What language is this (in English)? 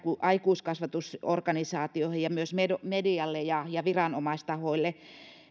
Finnish